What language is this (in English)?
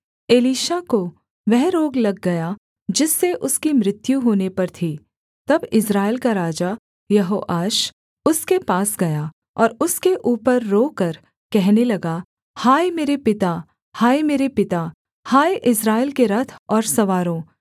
Hindi